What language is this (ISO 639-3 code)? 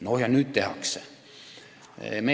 est